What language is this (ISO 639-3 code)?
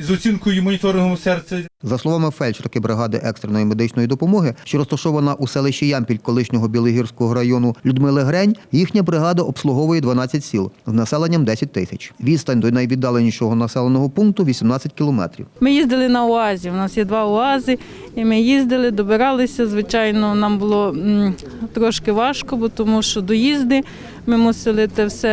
ukr